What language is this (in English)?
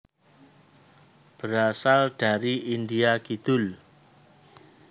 Javanese